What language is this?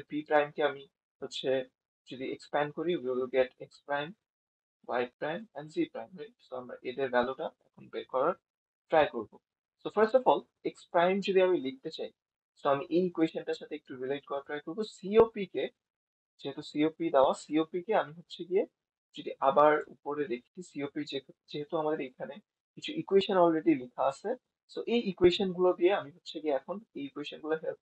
Bangla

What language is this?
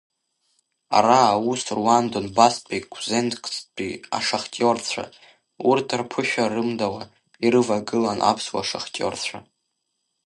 Abkhazian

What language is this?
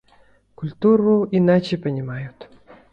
Yakut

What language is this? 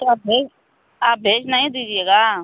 Hindi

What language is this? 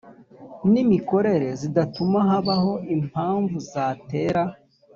Kinyarwanda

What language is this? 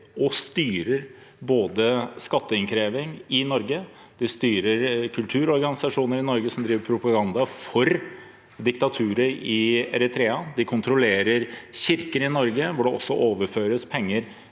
Norwegian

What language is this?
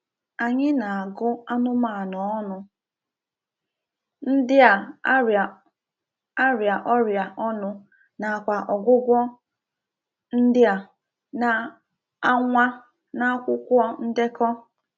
Igbo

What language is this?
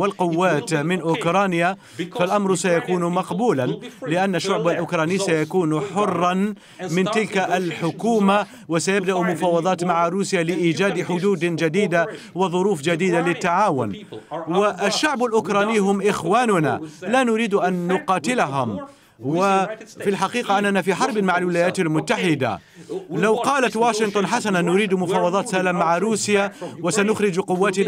Arabic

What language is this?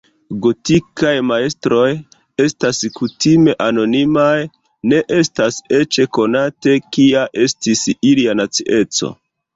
Esperanto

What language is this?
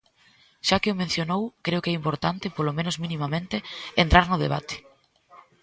Galician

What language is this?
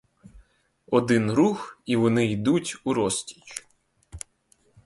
Ukrainian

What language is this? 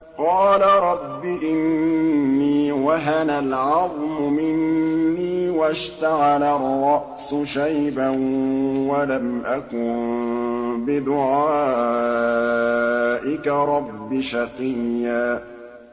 Arabic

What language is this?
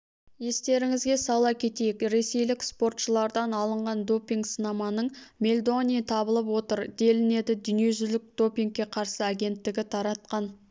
Kazakh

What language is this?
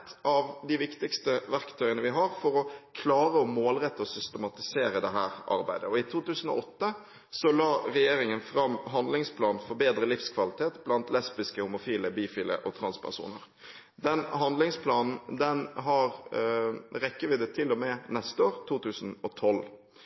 Norwegian Bokmål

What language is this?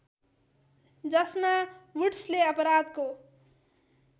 Nepali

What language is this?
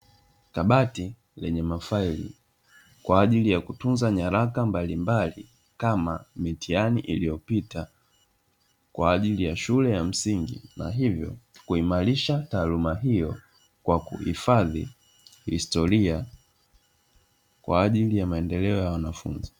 Swahili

